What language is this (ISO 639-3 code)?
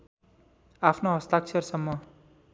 nep